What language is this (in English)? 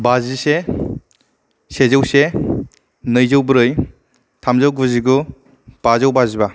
Bodo